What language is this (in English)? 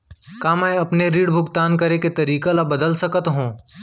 Chhattisgarhi